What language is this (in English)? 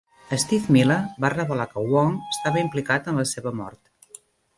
Catalan